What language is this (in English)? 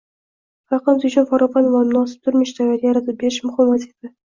Uzbek